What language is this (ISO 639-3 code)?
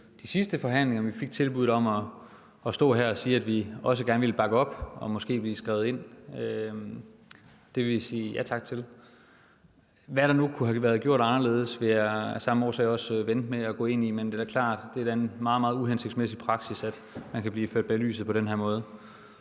dan